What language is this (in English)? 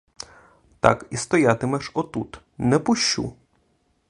Ukrainian